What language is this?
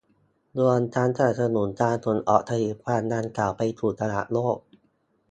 Thai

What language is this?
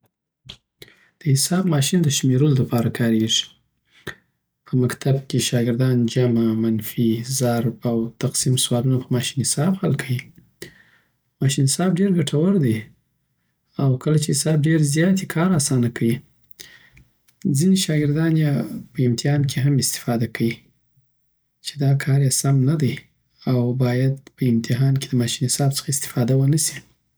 Southern Pashto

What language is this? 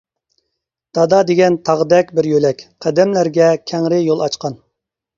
Uyghur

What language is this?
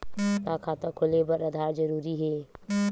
Chhattisgarhi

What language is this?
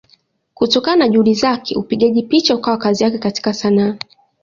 Swahili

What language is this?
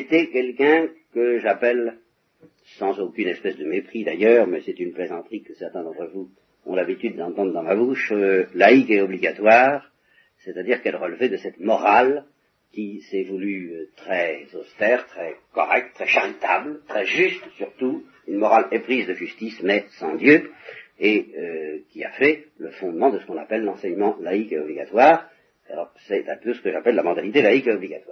French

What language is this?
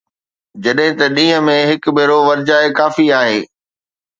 Sindhi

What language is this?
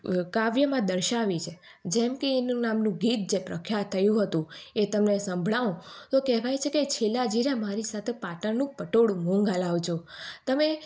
Gujarati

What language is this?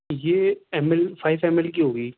Urdu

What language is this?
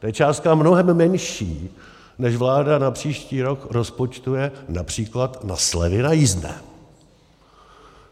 Czech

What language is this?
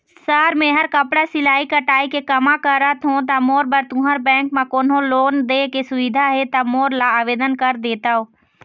Chhattisgarhi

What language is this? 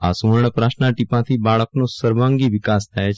Gujarati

